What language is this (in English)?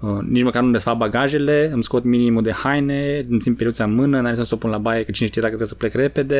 Romanian